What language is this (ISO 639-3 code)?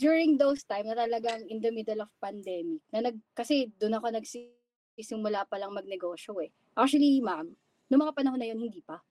fil